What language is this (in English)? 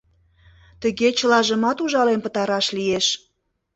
Mari